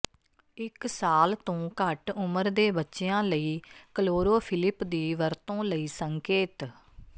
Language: Punjabi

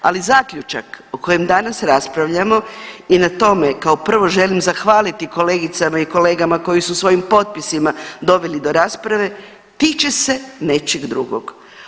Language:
Croatian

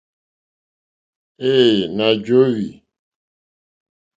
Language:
Mokpwe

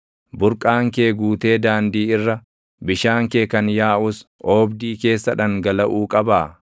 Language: Oromo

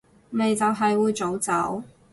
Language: Cantonese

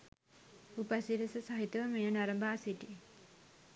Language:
Sinhala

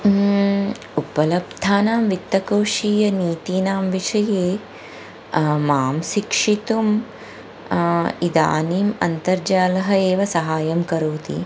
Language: Sanskrit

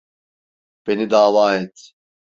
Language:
Turkish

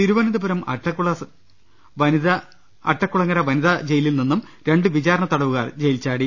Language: Malayalam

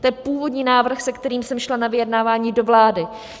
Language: Czech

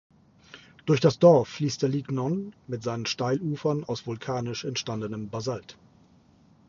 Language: German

